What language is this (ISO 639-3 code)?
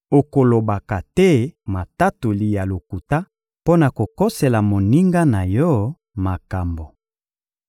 lin